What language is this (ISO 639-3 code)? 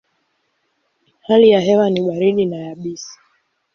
swa